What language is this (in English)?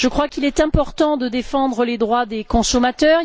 French